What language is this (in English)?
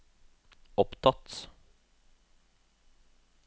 Norwegian